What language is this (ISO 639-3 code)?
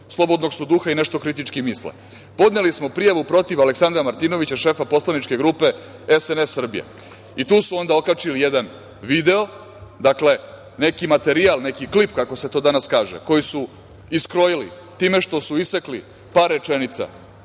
srp